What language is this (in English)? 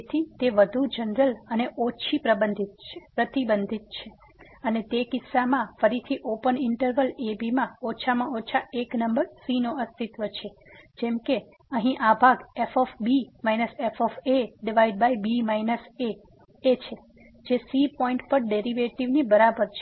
Gujarati